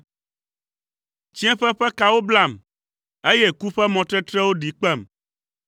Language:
Ewe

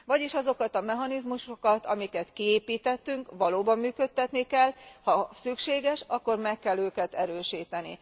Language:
Hungarian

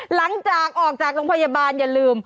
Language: Thai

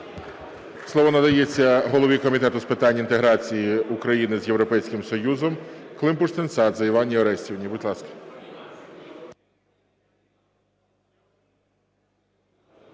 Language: Ukrainian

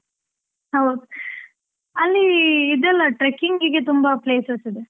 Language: Kannada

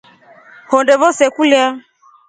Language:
Rombo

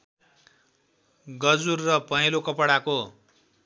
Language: Nepali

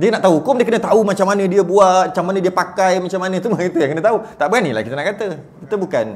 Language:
Malay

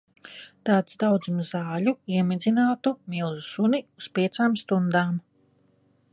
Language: Latvian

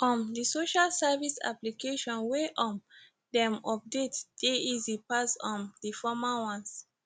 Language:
Nigerian Pidgin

